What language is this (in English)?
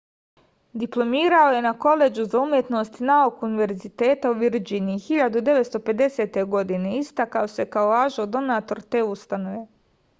Serbian